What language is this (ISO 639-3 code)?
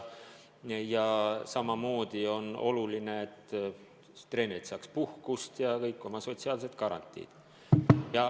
est